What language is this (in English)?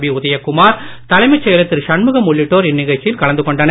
Tamil